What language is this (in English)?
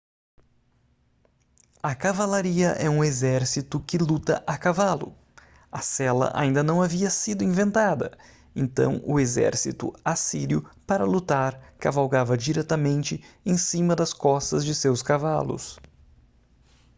Portuguese